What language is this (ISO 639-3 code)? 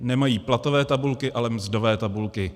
ces